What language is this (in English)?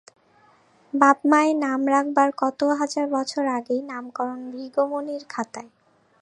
Bangla